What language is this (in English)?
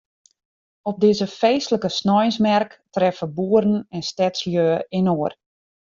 Western Frisian